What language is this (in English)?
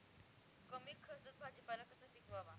Marathi